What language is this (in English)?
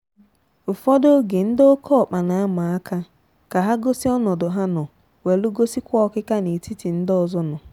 Igbo